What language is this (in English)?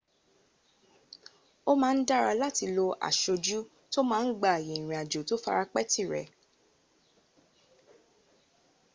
Yoruba